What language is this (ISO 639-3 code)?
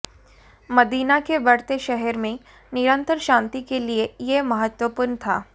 hin